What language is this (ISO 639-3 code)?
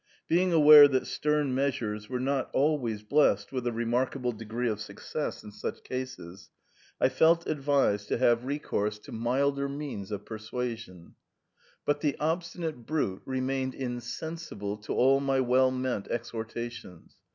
eng